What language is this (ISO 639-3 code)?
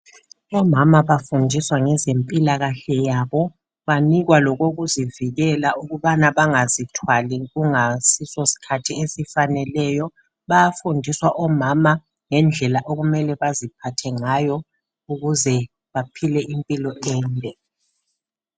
nde